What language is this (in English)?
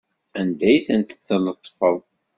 Kabyle